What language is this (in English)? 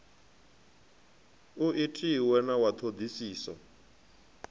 Venda